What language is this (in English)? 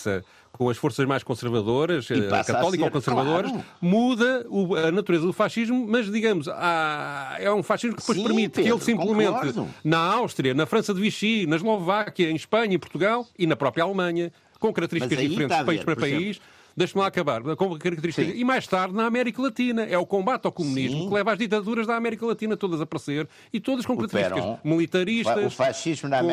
Portuguese